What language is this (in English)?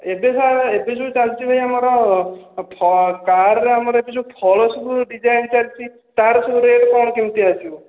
Odia